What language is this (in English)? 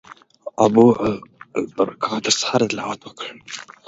Pashto